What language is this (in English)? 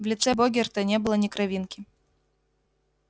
Russian